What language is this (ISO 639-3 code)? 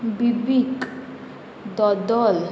kok